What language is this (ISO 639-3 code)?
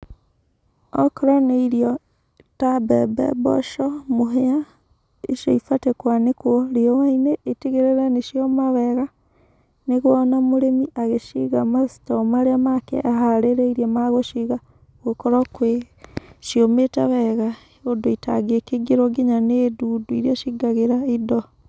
kik